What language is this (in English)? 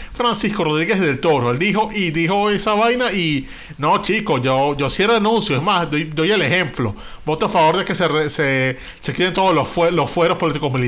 Spanish